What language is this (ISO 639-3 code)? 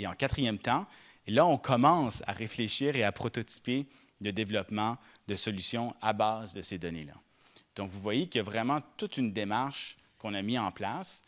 fra